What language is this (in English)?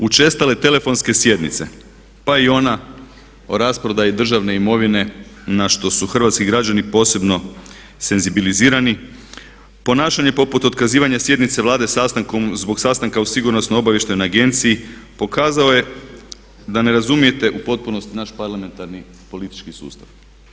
Croatian